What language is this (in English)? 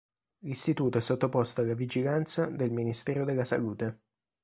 Italian